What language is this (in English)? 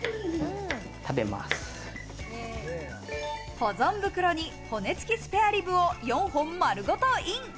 Japanese